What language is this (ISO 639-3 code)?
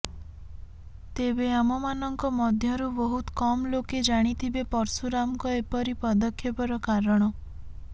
ori